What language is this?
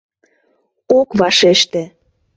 Mari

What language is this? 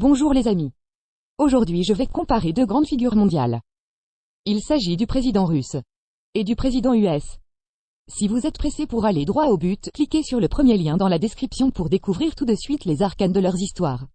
French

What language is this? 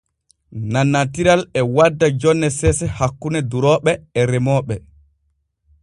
Borgu Fulfulde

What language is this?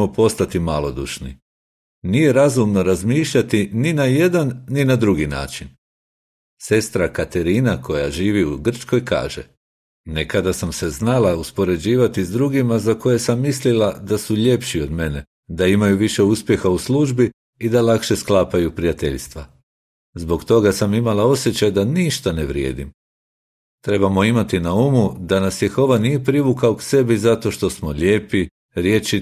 Croatian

